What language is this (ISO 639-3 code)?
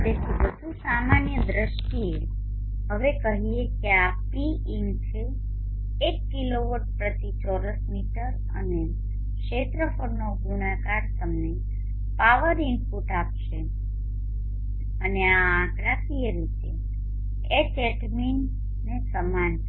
guj